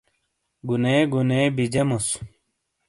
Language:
Shina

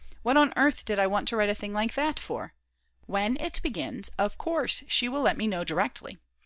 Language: English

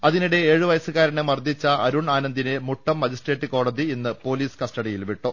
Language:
Malayalam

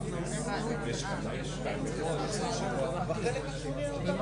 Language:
Hebrew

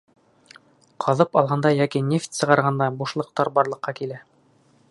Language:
Bashkir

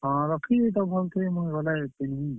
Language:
Odia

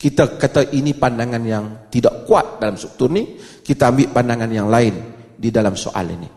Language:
Malay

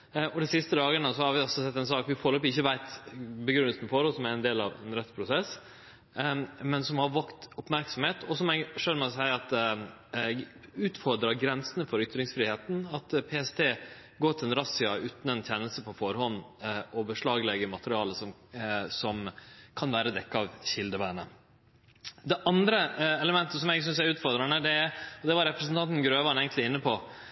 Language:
Norwegian Nynorsk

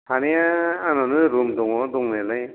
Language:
Bodo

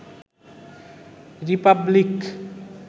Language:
Bangla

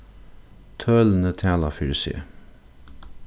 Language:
Faroese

